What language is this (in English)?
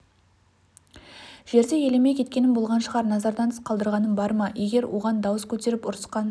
Kazakh